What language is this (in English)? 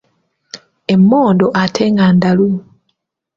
Ganda